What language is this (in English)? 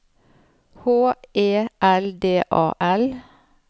Norwegian